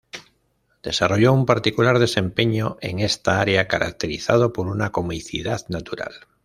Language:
Spanish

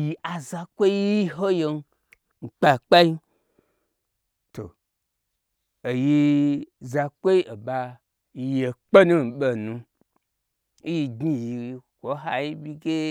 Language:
Gbagyi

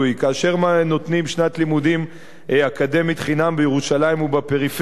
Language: Hebrew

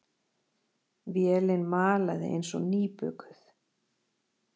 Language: Icelandic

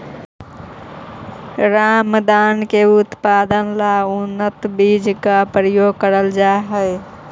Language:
Magahi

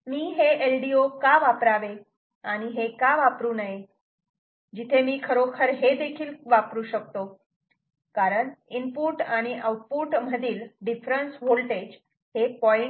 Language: Marathi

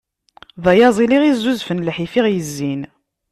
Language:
Kabyle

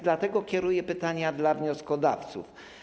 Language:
Polish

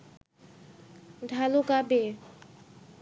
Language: Bangla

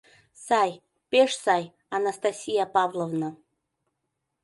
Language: Mari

